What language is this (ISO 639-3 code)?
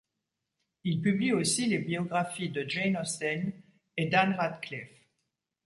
fra